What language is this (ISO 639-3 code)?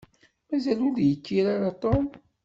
kab